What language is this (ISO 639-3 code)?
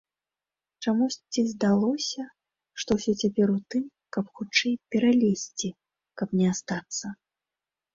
bel